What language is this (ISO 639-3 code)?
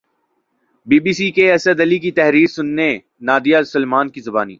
urd